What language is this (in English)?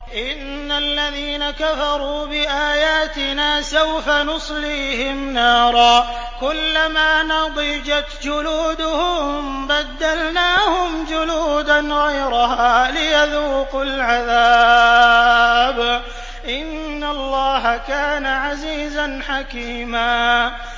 Arabic